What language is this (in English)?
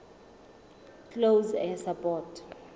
Southern Sotho